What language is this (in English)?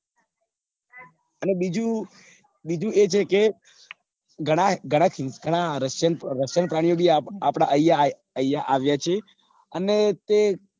Gujarati